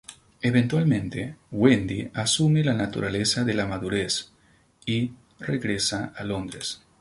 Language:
Spanish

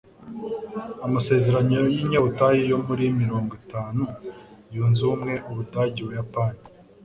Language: Kinyarwanda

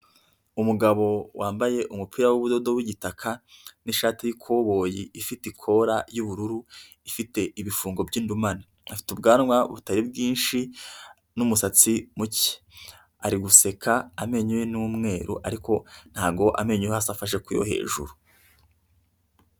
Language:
Kinyarwanda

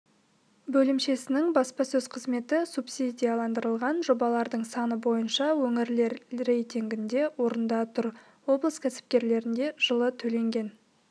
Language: Kazakh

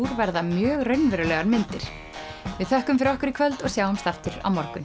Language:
Icelandic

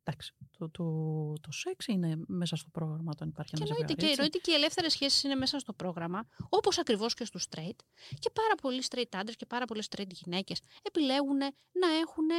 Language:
Greek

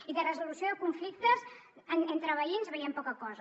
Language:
Catalan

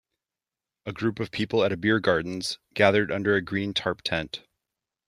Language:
English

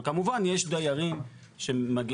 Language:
Hebrew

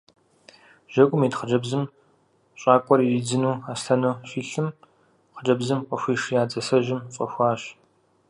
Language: Kabardian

